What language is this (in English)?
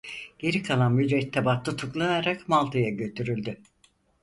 Turkish